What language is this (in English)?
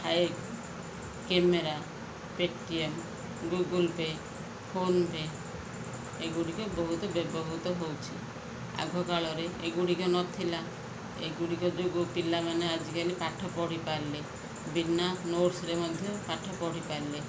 Odia